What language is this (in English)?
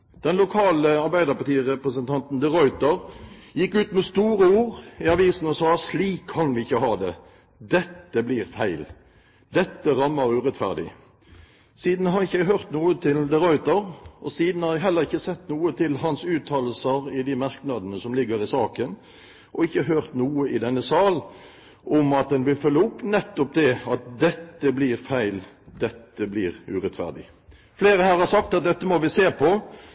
Norwegian Bokmål